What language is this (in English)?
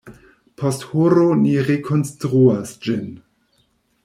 Esperanto